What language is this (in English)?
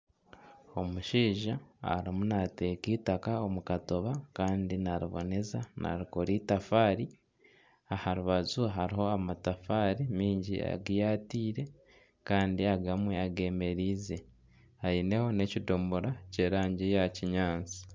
Nyankole